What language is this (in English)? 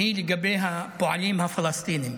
Hebrew